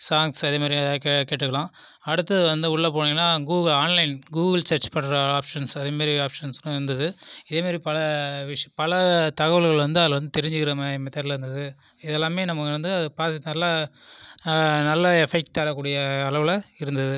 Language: Tamil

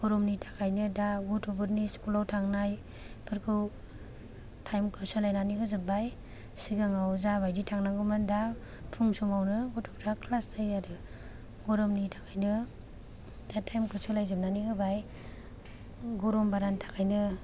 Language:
Bodo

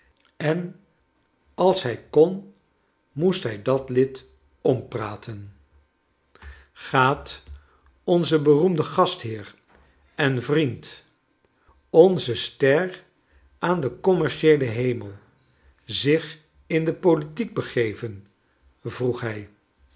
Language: Dutch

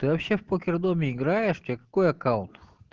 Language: Russian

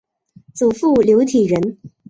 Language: Chinese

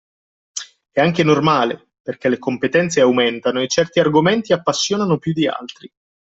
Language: Italian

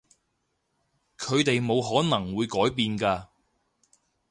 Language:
Cantonese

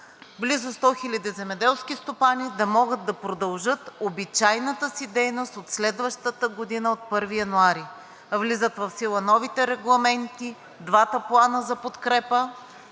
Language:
Bulgarian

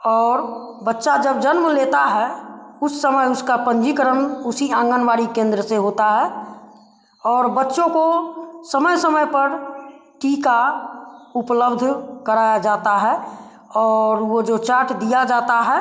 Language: Hindi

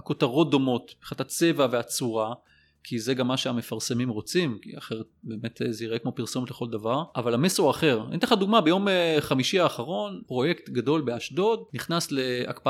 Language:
Hebrew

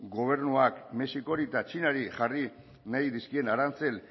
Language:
Basque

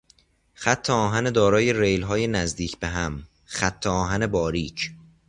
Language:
Persian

